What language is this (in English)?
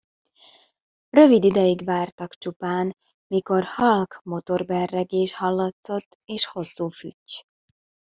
Hungarian